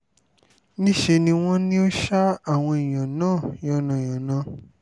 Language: Yoruba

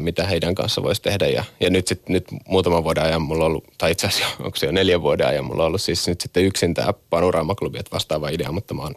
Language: Finnish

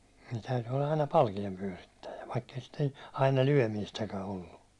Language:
Finnish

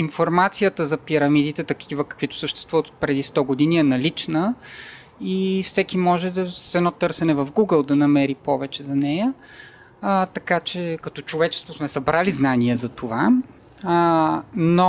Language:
Bulgarian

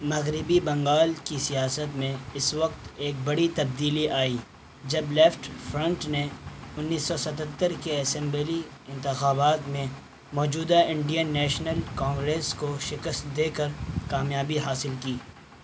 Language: Urdu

